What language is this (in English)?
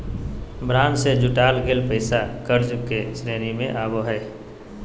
Magahi